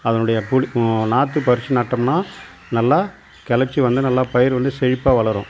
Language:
Tamil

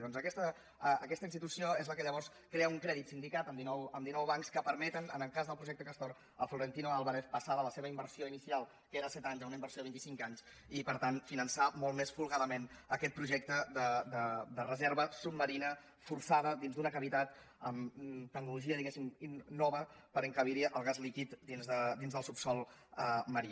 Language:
Catalan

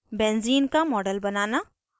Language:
Hindi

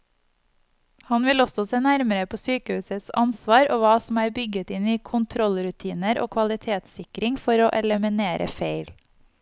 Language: Norwegian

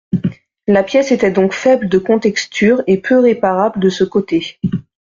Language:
French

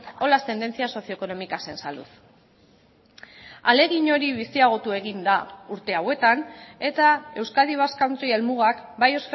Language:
Basque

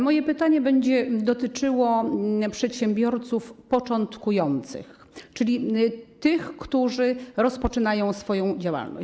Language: Polish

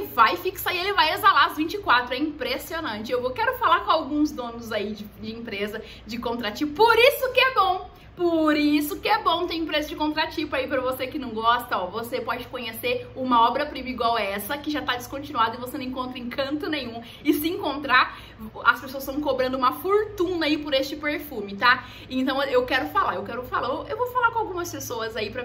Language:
Portuguese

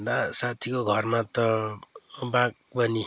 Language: Nepali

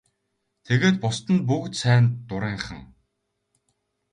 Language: Mongolian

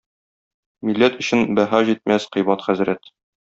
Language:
Tatar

